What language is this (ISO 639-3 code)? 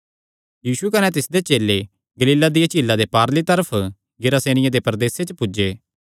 xnr